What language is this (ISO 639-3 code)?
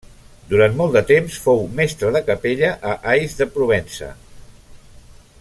cat